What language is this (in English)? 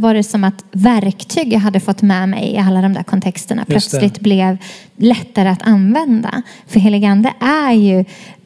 Swedish